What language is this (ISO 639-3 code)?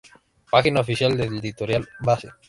spa